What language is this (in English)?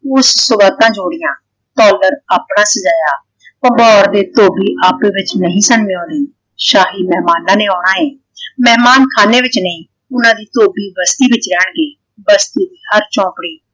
Punjabi